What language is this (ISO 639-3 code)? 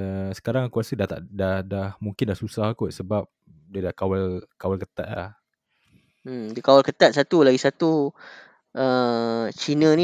msa